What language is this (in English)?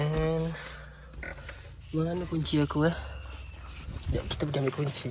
Malay